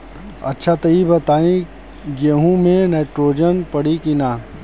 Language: Bhojpuri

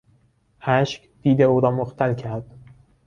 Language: Persian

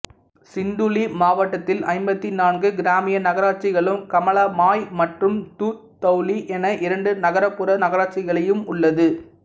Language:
Tamil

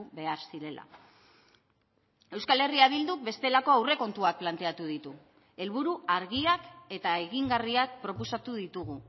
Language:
Basque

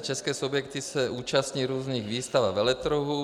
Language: Czech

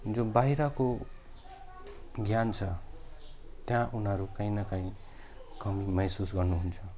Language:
Nepali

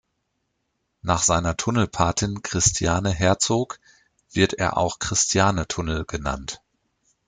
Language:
German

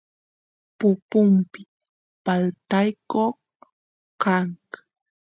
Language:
Santiago del Estero Quichua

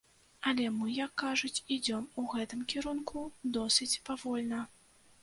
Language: Belarusian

